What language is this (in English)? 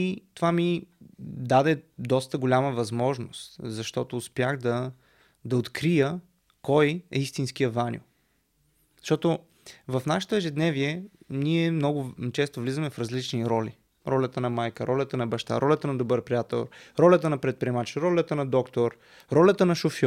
Bulgarian